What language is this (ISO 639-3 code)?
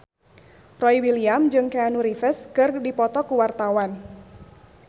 sun